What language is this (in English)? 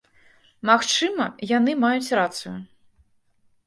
Belarusian